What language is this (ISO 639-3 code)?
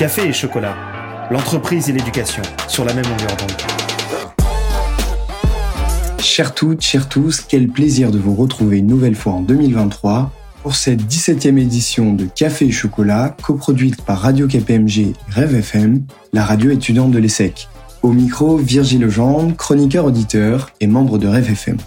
fra